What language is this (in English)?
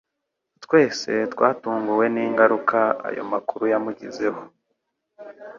Kinyarwanda